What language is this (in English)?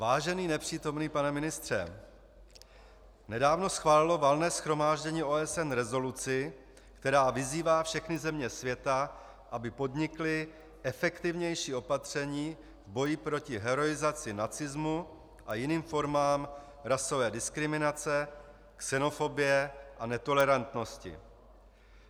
Czech